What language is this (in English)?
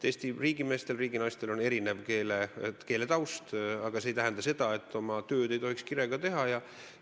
Estonian